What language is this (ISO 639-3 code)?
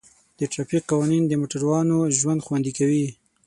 pus